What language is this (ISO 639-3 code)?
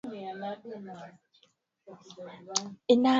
swa